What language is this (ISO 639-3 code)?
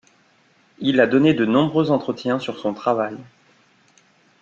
fra